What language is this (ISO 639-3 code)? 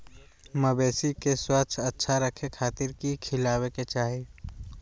mag